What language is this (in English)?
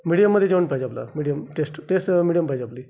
Marathi